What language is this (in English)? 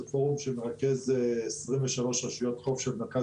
Hebrew